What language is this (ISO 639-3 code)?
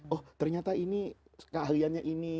ind